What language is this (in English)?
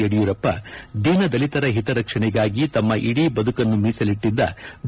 Kannada